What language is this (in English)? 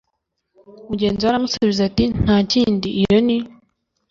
Kinyarwanda